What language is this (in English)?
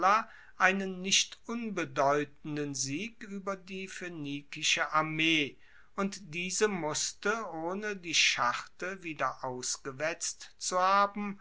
German